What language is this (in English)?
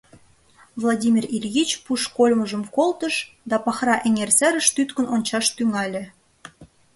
Mari